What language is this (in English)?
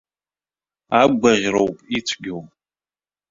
Abkhazian